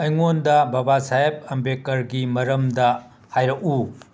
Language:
Manipuri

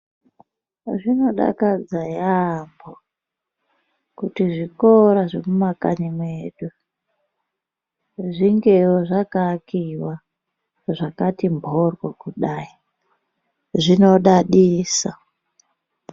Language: Ndau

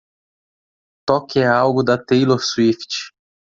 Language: Portuguese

